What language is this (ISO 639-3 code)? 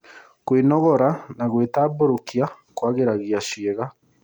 kik